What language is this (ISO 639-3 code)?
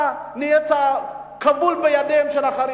heb